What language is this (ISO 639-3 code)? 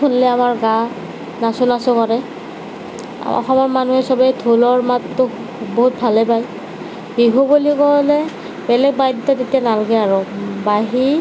asm